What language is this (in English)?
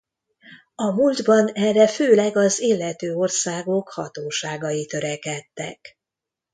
Hungarian